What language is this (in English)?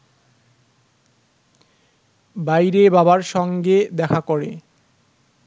Bangla